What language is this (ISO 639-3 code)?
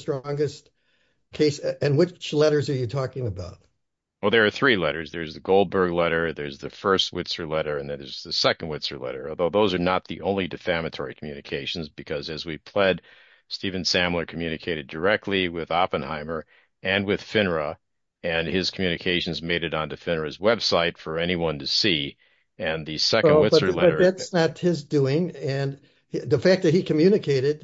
eng